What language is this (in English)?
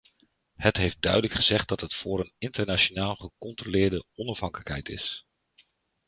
Dutch